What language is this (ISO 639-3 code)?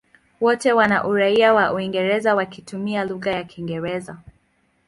swa